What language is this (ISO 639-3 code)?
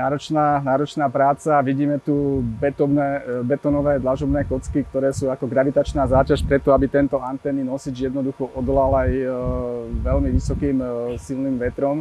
slk